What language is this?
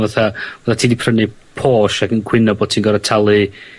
Welsh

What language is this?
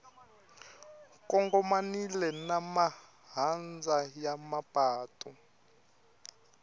Tsonga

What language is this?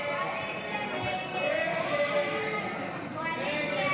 Hebrew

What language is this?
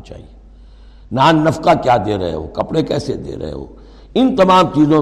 Urdu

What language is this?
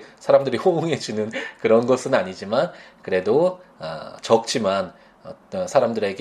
Korean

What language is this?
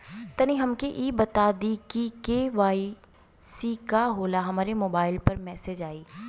Bhojpuri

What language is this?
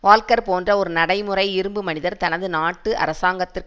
Tamil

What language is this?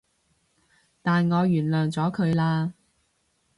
Cantonese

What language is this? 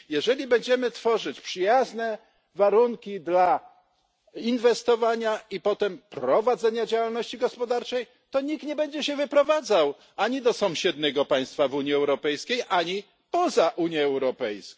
Polish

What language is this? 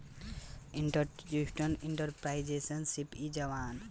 Bhojpuri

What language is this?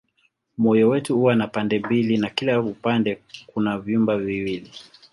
Swahili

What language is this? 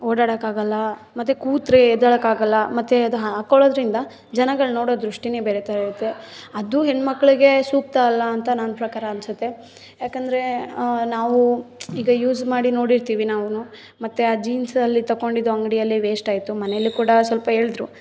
Kannada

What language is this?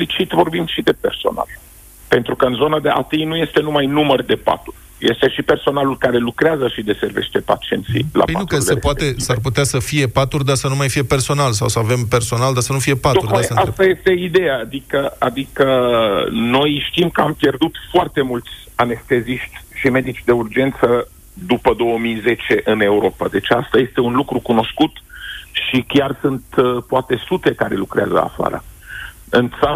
Romanian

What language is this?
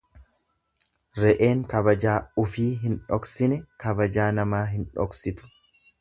Oromo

